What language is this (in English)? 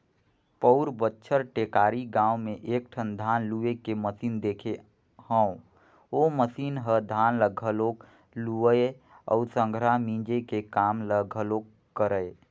Chhattisgarhi